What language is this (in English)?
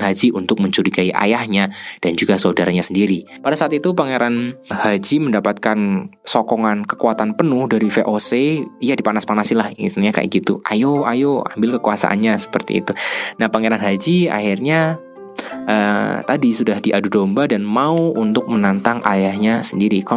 Indonesian